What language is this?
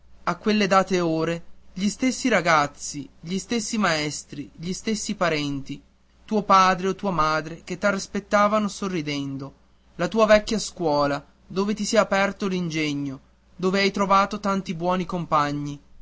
Italian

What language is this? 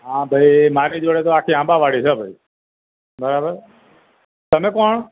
Gujarati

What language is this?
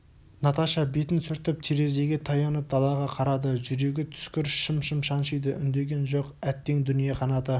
Kazakh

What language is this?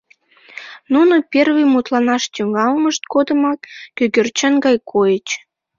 Mari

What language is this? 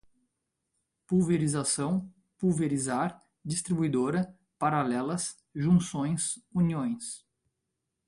Portuguese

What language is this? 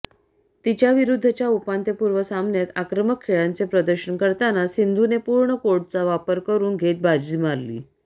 Marathi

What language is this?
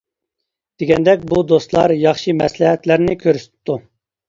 Uyghur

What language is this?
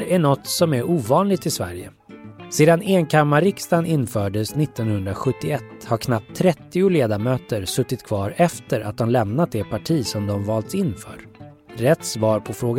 Swedish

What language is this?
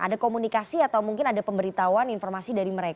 Indonesian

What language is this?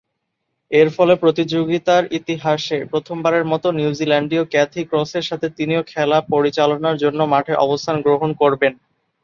Bangla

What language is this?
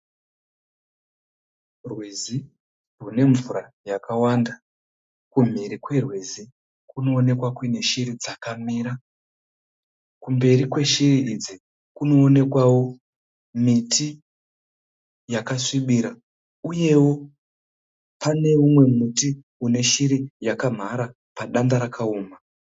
Shona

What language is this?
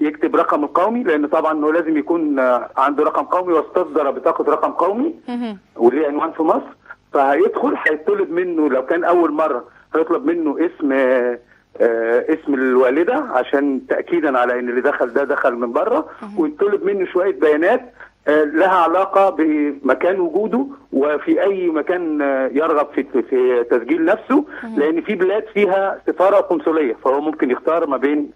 Arabic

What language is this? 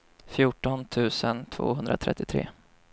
Swedish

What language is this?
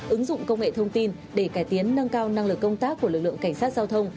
Vietnamese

